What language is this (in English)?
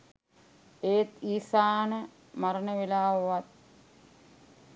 Sinhala